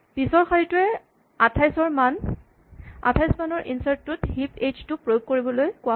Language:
Assamese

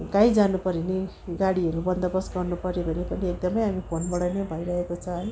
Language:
Nepali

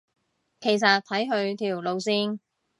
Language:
Cantonese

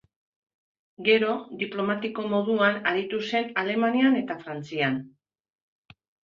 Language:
Basque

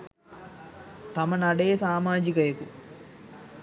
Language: Sinhala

